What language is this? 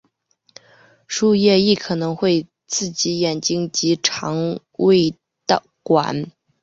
Chinese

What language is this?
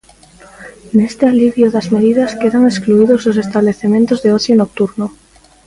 Galician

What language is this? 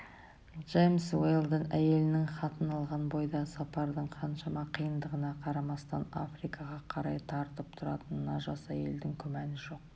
Kazakh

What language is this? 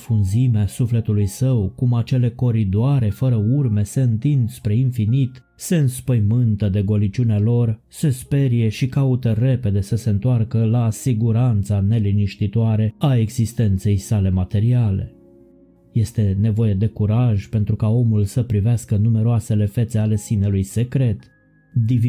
Romanian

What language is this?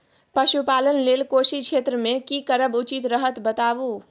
Maithili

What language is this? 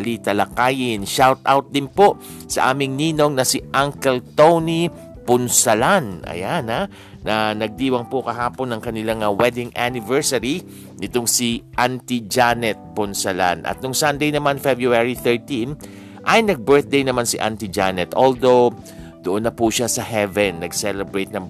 Filipino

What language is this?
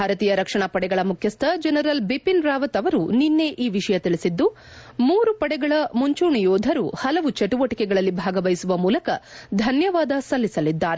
Kannada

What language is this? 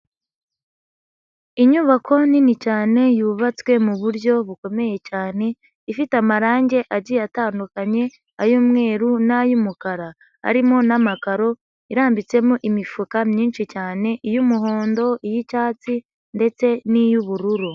Kinyarwanda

